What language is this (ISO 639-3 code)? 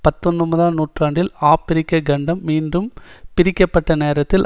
tam